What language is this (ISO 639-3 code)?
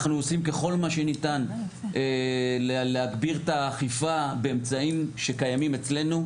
heb